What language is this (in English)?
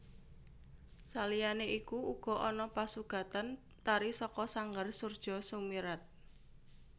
Javanese